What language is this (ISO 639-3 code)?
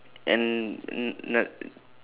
eng